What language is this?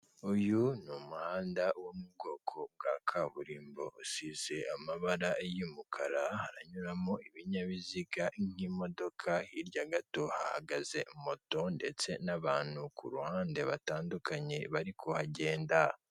Kinyarwanda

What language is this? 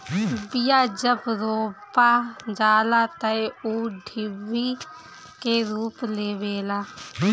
Bhojpuri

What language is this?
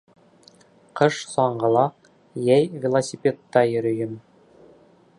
Bashkir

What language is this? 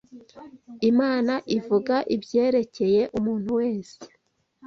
Kinyarwanda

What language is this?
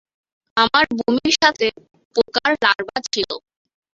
Bangla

